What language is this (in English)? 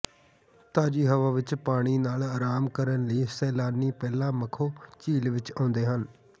Punjabi